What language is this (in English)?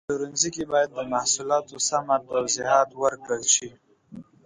Pashto